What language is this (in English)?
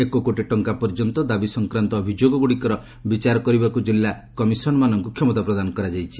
Odia